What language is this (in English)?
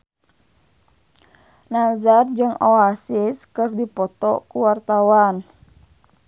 Sundanese